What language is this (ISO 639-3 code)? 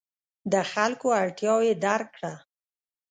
pus